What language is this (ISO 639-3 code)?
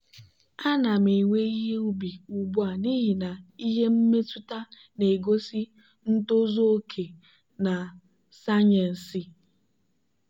ibo